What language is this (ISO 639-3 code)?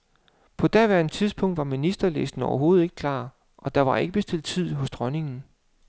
dan